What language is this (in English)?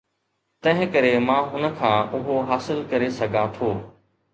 Sindhi